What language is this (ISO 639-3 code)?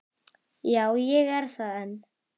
isl